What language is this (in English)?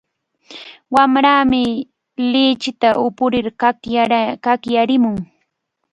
Cajatambo North Lima Quechua